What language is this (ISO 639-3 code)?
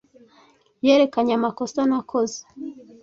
kin